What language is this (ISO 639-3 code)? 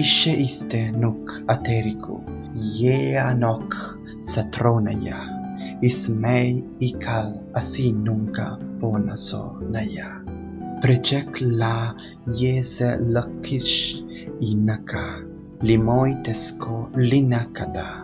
ita